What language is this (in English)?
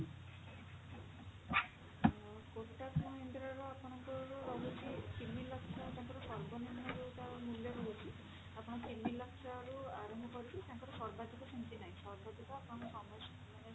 Odia